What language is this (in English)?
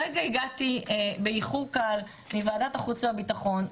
Hebrew